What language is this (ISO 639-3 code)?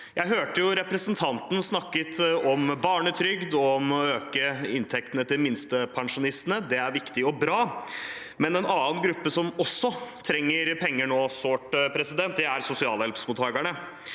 nor